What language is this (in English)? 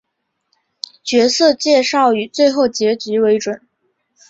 Chinese